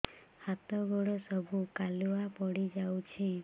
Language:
Odia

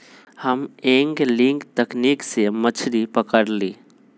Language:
Magahi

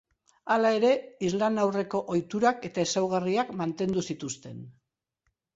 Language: Basque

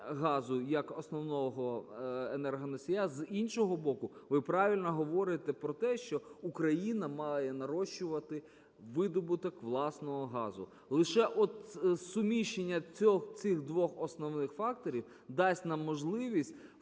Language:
Ukrainian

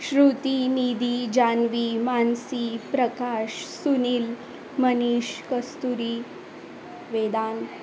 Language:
Marathi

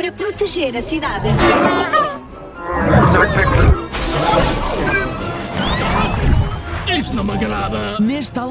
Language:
Portuguese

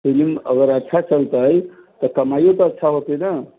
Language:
Maithili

